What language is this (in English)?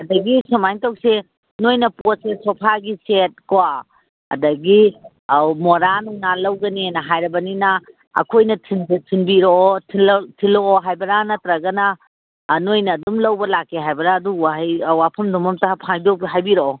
Manipuri